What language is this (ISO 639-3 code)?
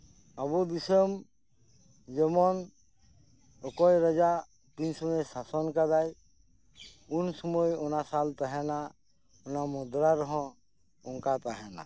sat